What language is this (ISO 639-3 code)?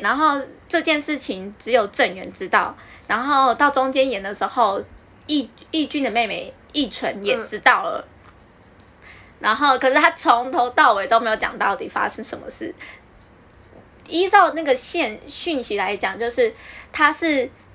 zho